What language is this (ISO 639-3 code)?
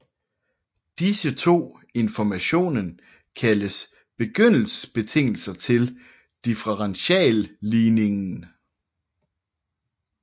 dan